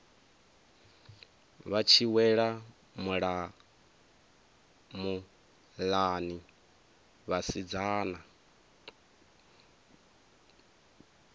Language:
Venda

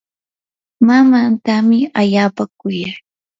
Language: Yanahuanca Pasco Quechua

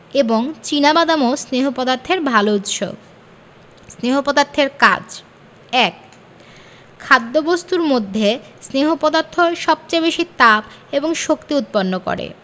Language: Bangla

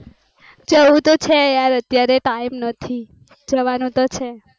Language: Gujarati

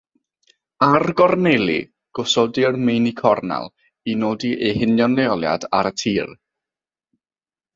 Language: Welsh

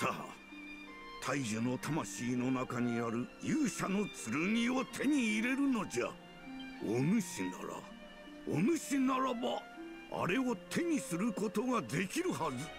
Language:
Japanese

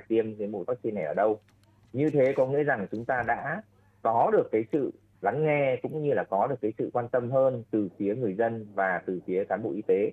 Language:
Vietnamese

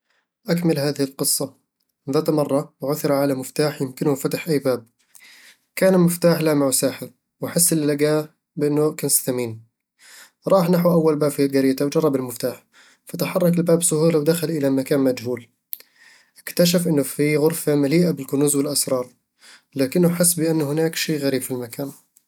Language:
Eastern Egyptian Bedawi Arabic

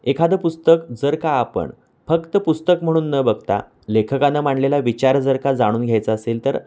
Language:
Marathi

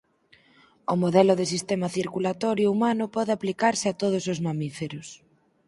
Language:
Galician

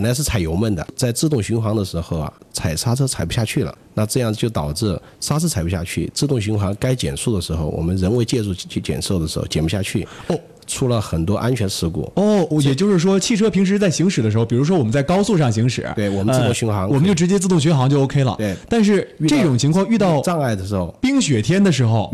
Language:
Chinese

